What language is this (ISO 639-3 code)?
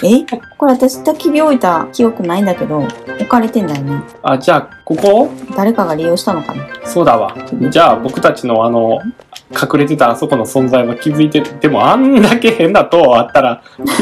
jpn